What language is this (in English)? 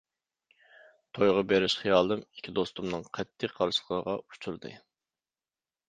Uyghur